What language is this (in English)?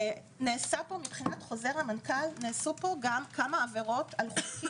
Hebrew